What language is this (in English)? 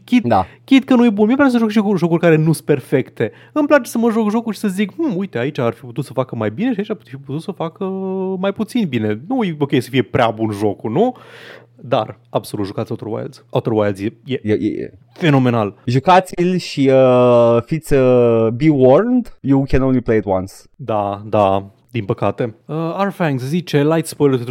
Romanian